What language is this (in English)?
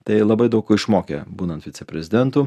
Lithuanian